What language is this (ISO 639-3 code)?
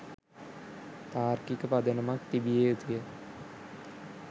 sin